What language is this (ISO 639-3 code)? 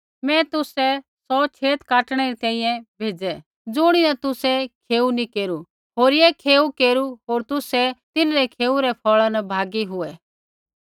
kfx